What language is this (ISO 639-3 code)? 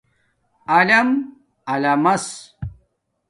dmk